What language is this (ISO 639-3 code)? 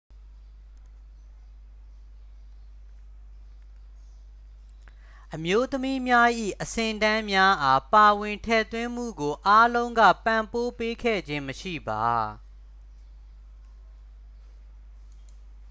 mya